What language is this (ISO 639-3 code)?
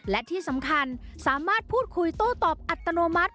tha